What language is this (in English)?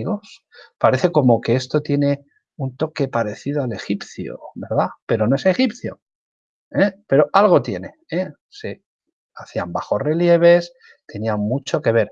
Spanish